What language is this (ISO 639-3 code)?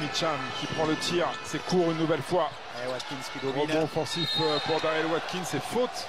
fra